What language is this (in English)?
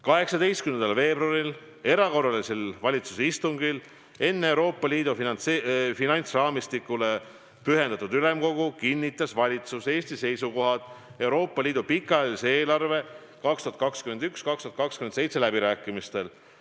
Estonian